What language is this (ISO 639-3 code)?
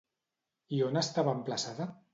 cat